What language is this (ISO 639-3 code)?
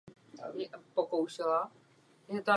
ces